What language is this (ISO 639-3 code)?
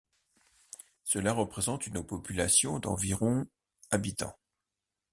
fra